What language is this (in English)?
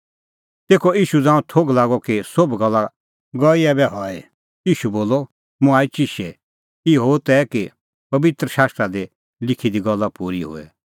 Kullu Pahari